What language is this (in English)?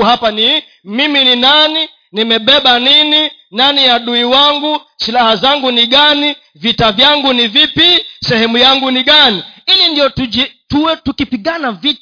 Swahili